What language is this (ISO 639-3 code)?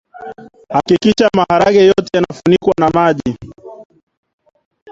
swa